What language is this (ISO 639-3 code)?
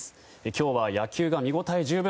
jpn